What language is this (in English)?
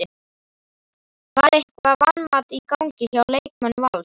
Icelandic